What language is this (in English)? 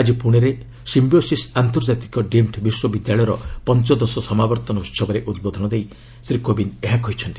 Odia